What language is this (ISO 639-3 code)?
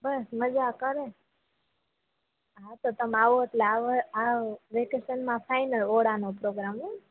guj